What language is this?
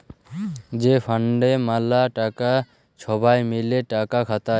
Bangla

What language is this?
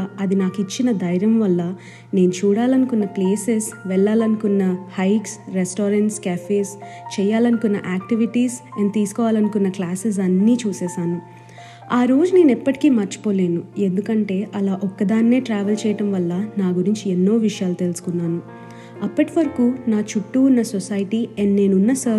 Telugu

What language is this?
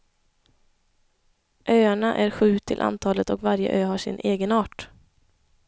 Swedish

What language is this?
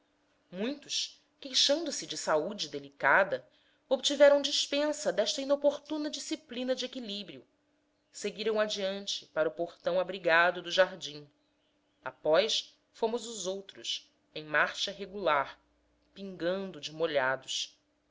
Portuguese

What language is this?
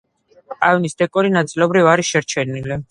Georgian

